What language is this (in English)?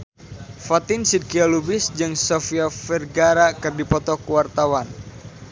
Sundanese